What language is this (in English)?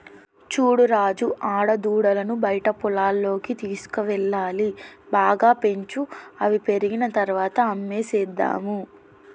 Telugu